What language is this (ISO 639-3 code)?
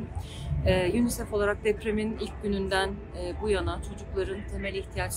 tur